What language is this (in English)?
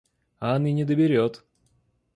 Russian